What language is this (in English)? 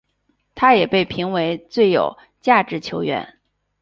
Chinese